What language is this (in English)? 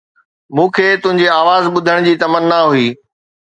Sindhi